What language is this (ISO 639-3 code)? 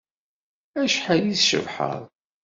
kab